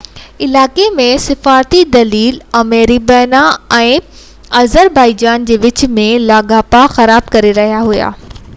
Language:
Sindhi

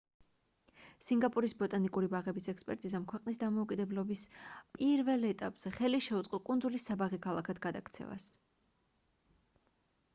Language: Georgian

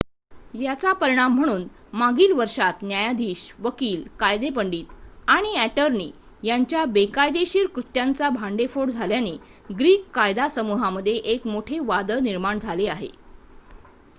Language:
Marathi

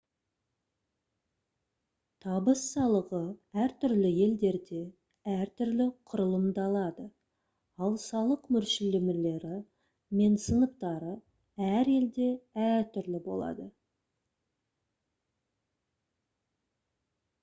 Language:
Kazakh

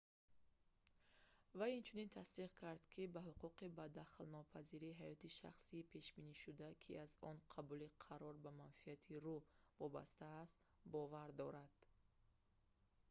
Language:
Tajik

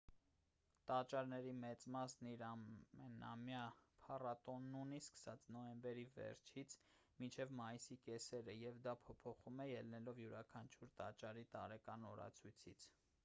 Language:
Armenian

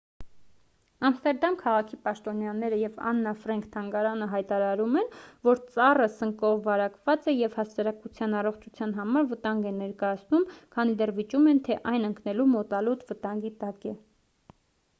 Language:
Armenian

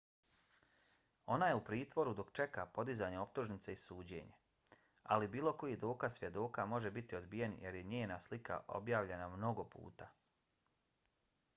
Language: Bosnian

